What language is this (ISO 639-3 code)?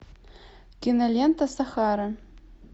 rus